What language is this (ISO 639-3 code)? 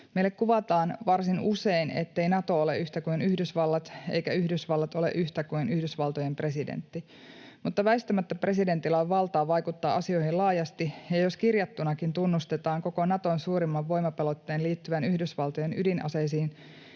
fin